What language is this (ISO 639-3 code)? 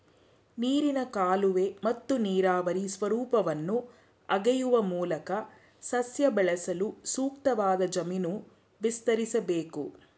kan